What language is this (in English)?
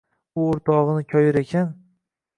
Uzbek